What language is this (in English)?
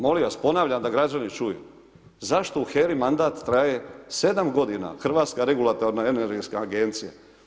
Croatian